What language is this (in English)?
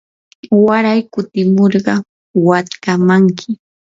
Yanahuanca Pasco Quechua